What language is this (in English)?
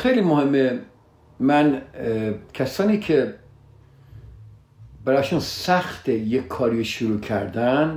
Persian